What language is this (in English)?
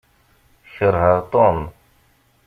Kabyle